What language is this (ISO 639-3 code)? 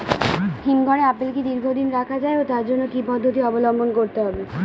ben